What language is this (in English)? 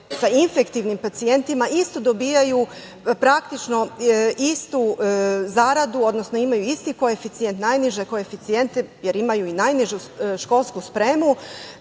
Serbian